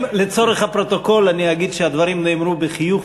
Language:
Hebrew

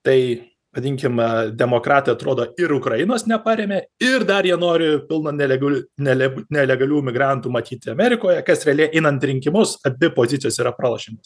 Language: Lithuanian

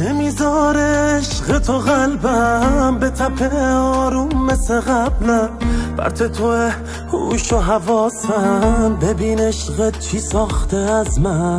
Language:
Persian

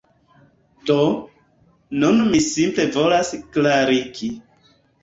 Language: Esperanto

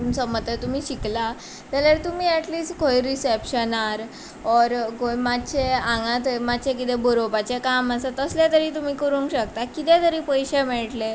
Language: Konkani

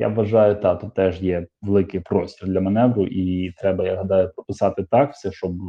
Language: Ukrainian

